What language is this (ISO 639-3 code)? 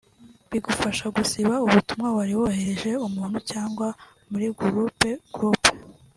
kin